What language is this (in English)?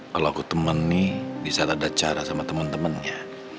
Indonesian